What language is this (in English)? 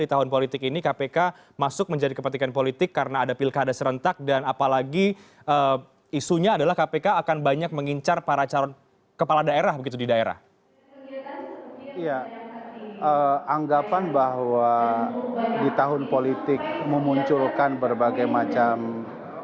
Indonesian